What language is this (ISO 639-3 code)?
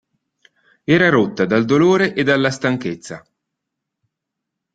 ita